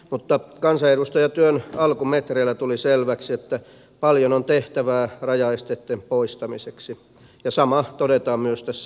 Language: Finnish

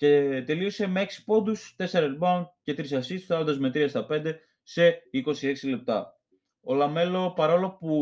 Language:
Greek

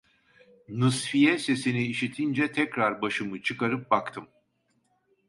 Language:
Turkish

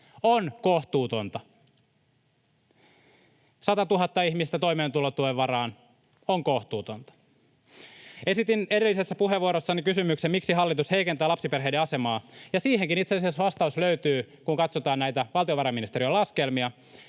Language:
Finnish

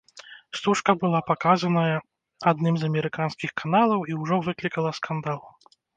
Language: Belarusian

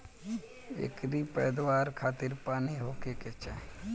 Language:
Bhojpuri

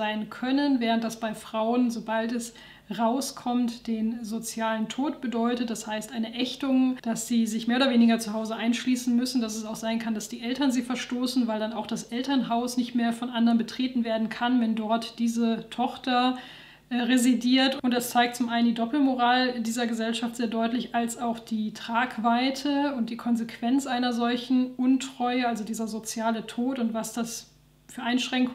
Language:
German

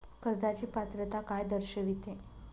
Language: Marathi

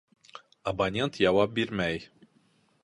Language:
Bashkir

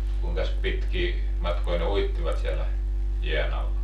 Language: Finnish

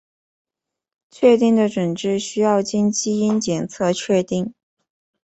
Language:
Chinese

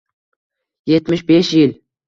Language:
Uzbek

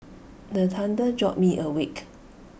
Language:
English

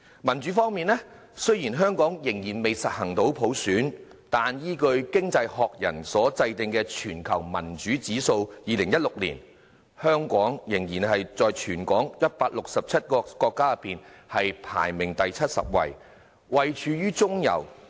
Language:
Cantonese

